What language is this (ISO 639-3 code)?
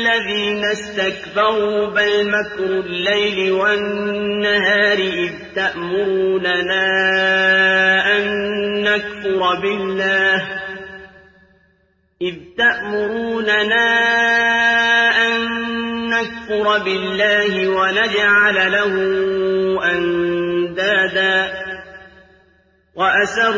ara